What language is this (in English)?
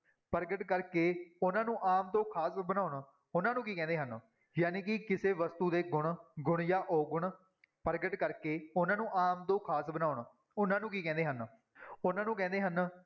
Punjabi